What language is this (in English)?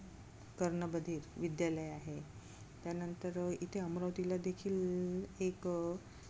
Marathi